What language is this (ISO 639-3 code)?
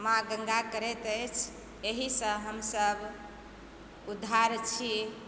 mai